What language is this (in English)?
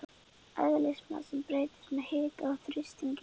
Icelandic